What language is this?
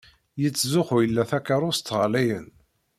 Kabyle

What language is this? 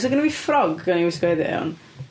Welsh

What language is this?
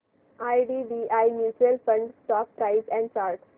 Marathi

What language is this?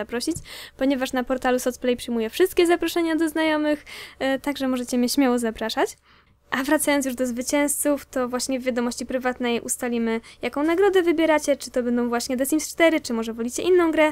Polish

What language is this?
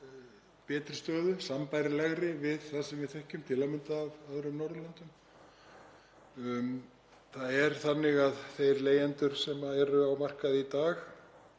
Icelandic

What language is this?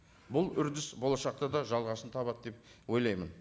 Kazakh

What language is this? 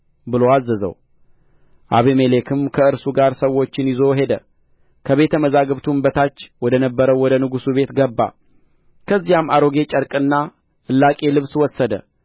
Amharic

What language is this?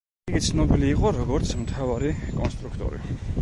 Georgian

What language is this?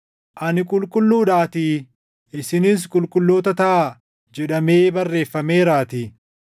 Oromo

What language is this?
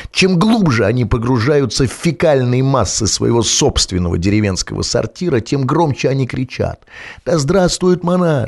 Russian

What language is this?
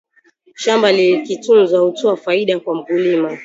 Swahili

